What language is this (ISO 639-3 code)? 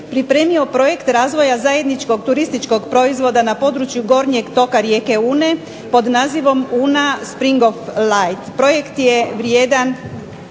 hrv